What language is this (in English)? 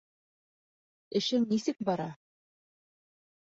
Bashkir